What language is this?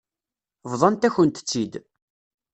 Kabyle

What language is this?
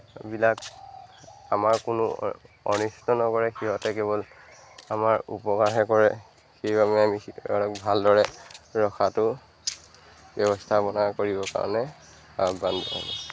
Assamese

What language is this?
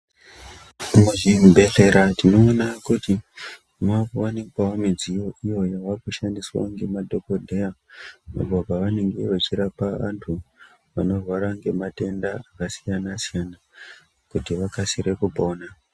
Ndau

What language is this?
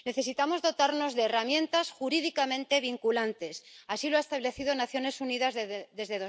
Spanish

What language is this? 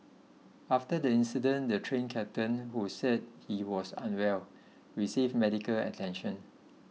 English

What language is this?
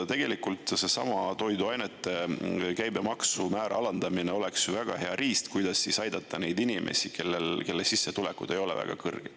Estonian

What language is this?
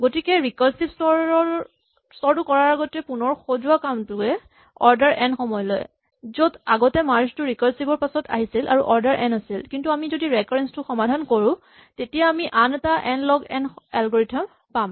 Assamese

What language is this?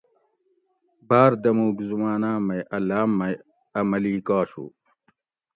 Gawri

